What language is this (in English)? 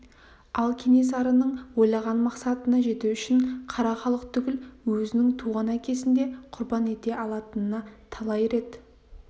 Kazakh